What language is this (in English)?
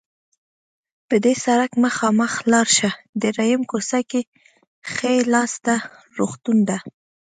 Pashto